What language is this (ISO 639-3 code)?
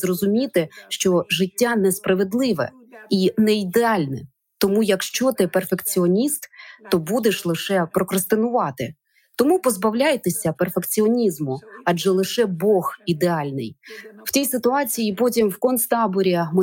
ukr